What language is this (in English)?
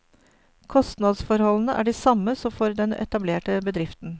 Norwegian